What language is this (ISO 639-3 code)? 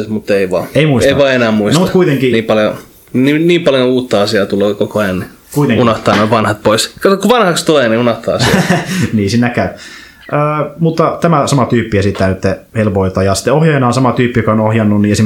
fin